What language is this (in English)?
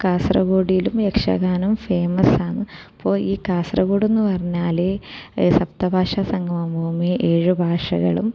Malayalam